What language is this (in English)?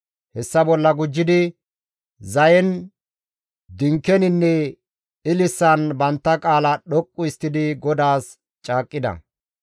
Gamo